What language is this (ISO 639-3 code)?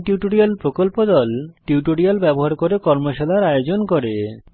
ben